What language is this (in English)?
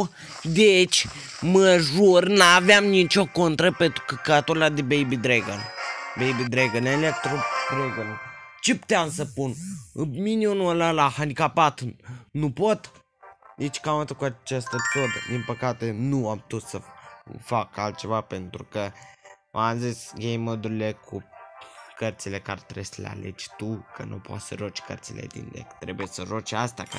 Romanian